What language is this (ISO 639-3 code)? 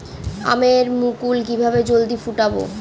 ben